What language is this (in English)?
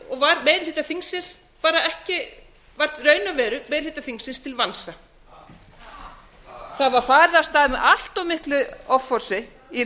Icelandic